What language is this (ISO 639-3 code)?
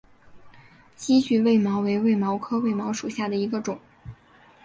zho